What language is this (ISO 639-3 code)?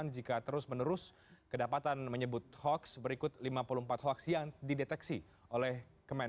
ind